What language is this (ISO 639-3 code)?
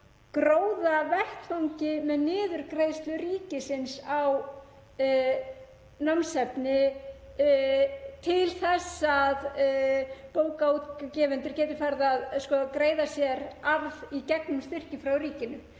isl